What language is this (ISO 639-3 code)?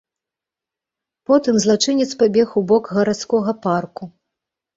bel